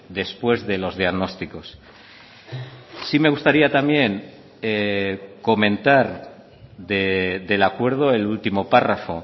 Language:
Spanish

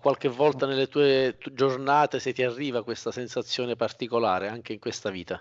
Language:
Italian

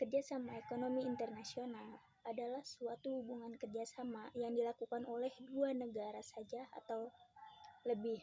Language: Indonesian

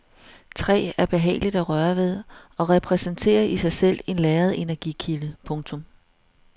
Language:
Danish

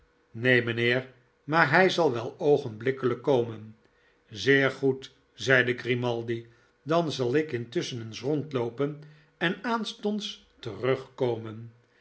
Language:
Dutch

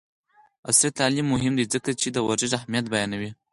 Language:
Pashto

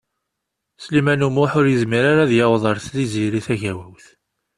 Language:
Kabyle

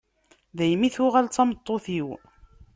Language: Kabyle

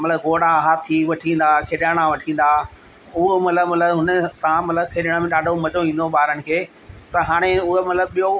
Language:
Sindhi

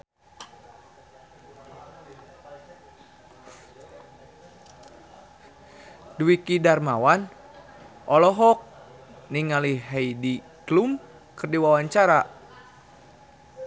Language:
Sundanese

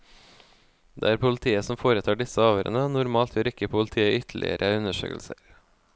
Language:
Norwegian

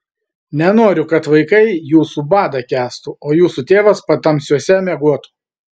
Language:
Lithuanian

